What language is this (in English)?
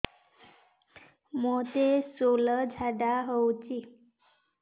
Odia